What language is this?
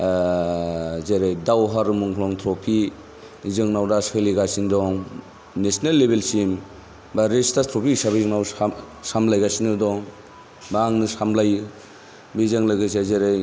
Bodo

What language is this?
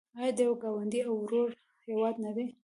Pashto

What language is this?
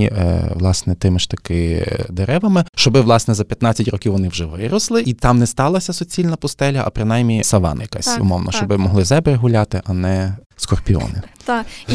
Ukrainian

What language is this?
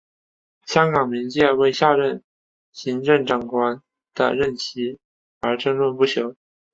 Chinese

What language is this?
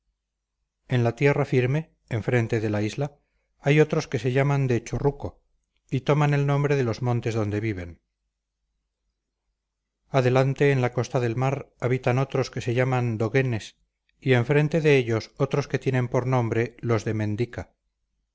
Spanish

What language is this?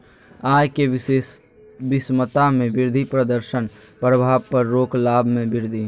Magahi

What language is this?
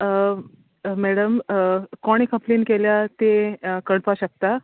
Konkani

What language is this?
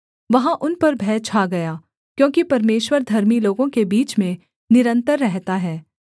Hindi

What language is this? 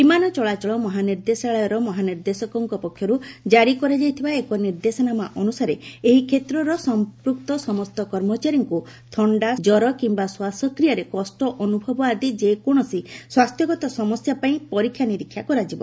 Odia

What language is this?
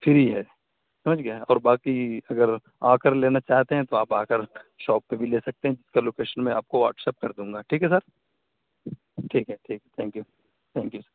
Urdu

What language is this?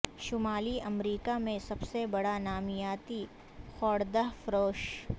Urdu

